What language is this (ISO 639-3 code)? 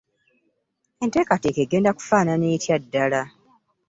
lug